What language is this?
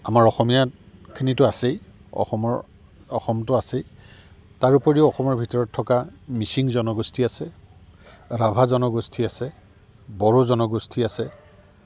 Assamese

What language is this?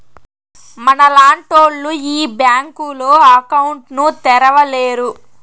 Telugu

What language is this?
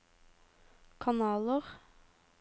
Norwegian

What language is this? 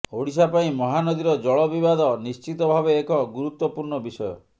Odia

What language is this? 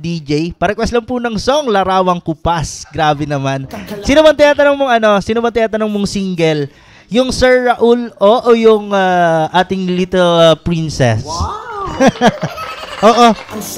Filipino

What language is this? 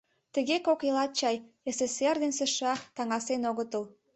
Mari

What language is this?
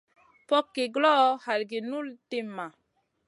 Masana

